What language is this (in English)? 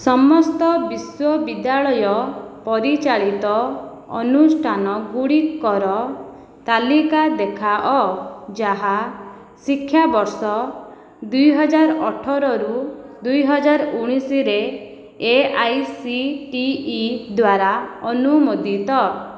Odia